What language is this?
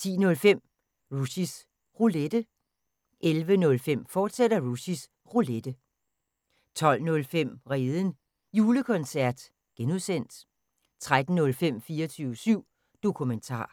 Danish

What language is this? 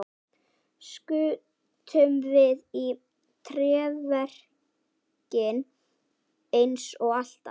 Icelandic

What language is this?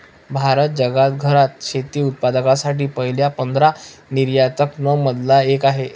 Marathi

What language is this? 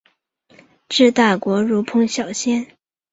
Chinese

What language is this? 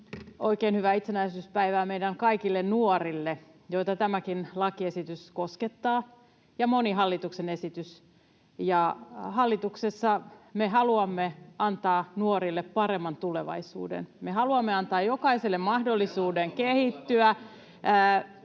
Finnish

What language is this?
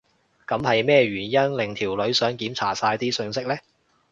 Cantonese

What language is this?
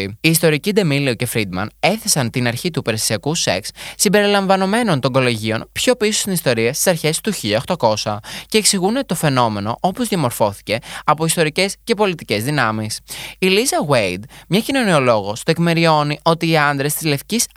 Greek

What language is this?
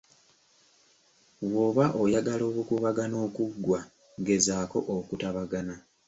Ganda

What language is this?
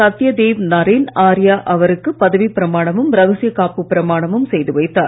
Tamil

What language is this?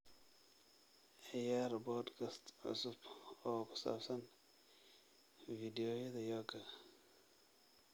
Somali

